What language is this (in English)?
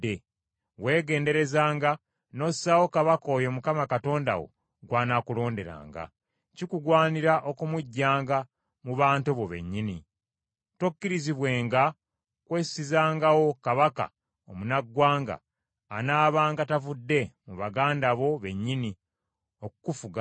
Ganda